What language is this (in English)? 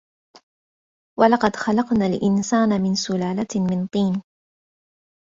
Arabic